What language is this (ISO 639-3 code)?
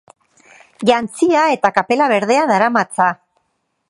eus